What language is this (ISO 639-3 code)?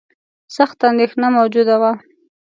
pus